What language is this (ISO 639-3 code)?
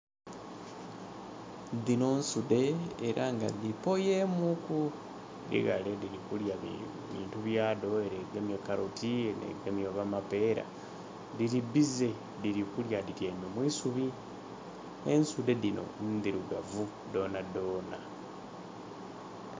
xog